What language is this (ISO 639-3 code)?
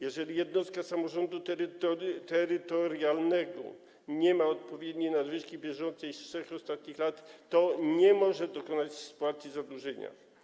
pol